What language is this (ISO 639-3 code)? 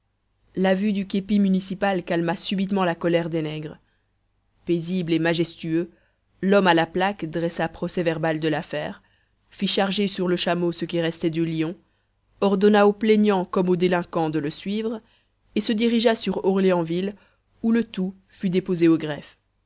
fra